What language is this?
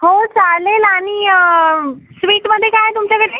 Marathi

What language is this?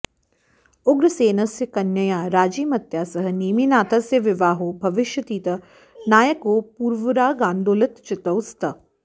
Sanskrit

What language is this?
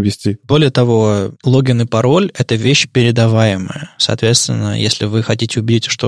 Russian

